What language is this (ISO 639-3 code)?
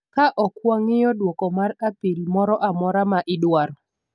luo